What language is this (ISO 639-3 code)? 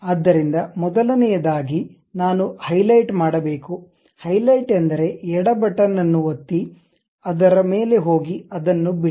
kan